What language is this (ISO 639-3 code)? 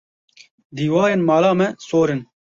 kur